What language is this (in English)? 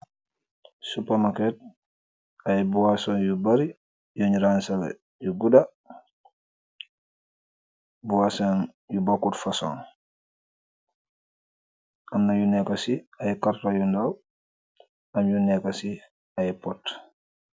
Wolof